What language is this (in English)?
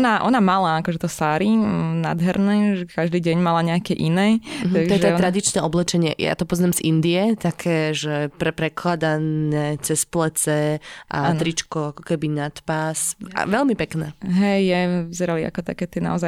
Slovak